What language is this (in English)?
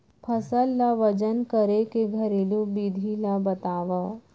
Chhattisgarhi